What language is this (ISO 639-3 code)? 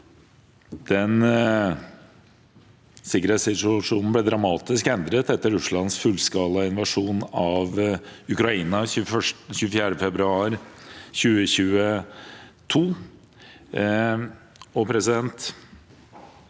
nor